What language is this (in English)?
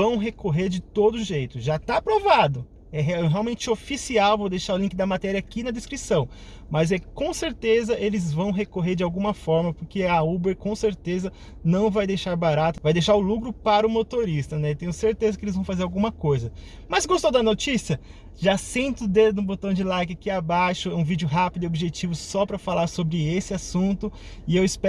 Portuguese